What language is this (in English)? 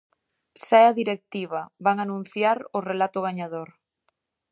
Galician